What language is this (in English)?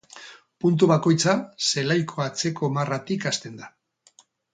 Basque